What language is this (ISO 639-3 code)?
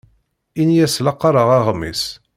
kab